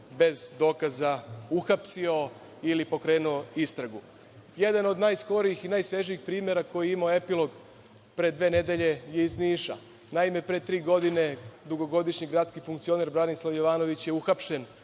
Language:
Serbian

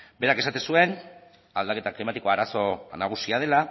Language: Basque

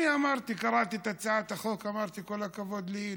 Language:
Hebrew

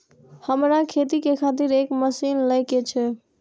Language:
Maithili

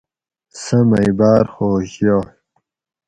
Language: Gawri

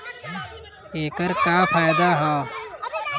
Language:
Bhojpuri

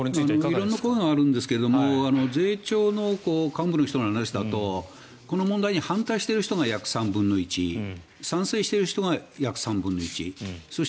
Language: Japanese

